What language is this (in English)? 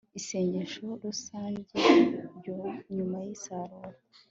Kinyarwanda